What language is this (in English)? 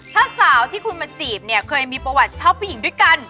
Thai